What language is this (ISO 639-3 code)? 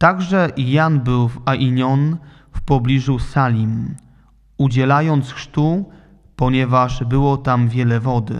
pol